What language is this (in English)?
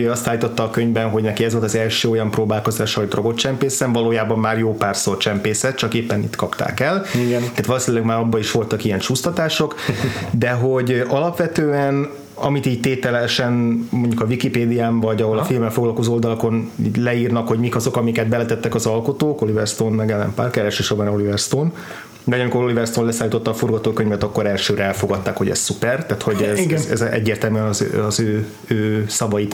Hungarian